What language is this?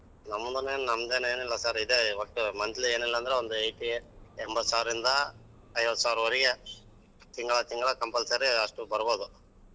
Kannada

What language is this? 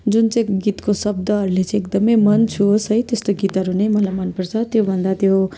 Nepali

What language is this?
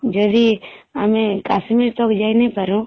Odia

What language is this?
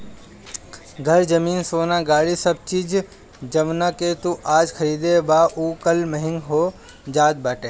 Bhojpuri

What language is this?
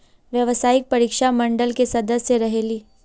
Magahi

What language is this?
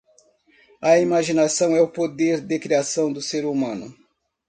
Portuguese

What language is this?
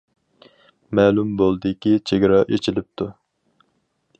Uyghur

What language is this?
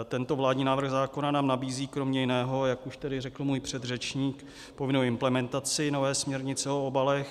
Czech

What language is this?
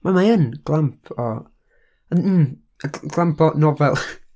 Welsh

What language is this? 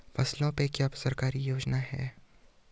Hindi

